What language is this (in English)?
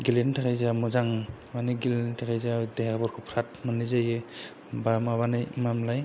Bodo